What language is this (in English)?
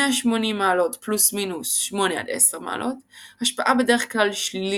Hebrew